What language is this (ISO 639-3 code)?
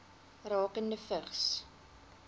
afr